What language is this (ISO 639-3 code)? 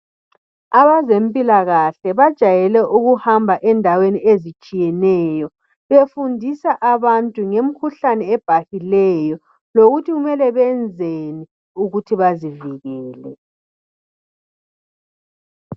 nde